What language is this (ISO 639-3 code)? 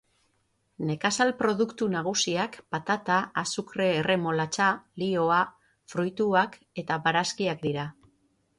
eus